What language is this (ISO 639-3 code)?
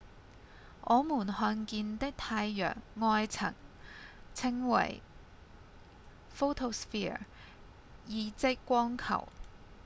yue